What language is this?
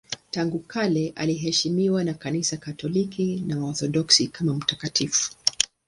Swahili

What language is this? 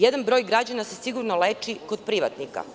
Serbian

